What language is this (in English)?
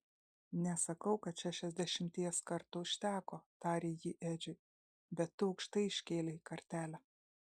Lithuanian